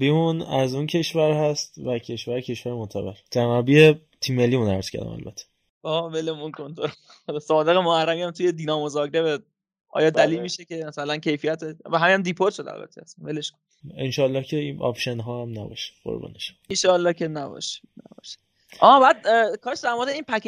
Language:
Persian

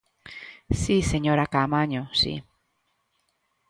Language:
Galician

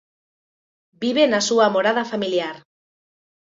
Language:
Galician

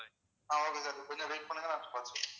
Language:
Tamil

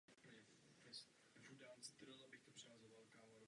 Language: Czech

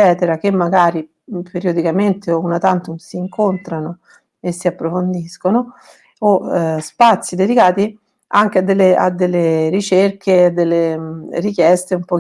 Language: Italian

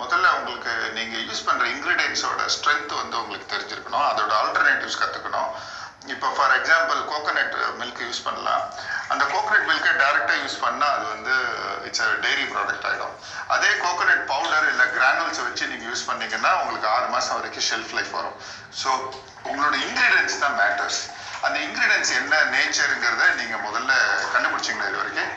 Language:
Tamil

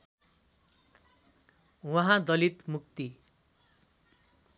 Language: Nepali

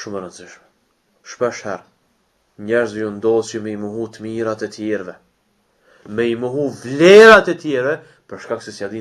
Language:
Romanian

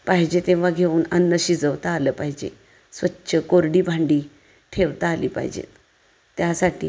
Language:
Marathi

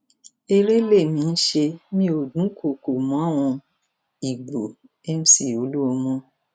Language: Yoruba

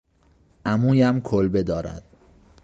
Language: Persian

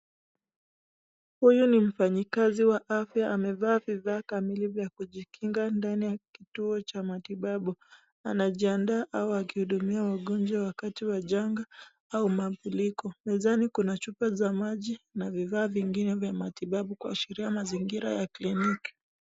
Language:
Swahili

